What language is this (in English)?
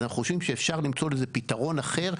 Hebrew